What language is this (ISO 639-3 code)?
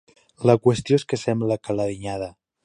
cat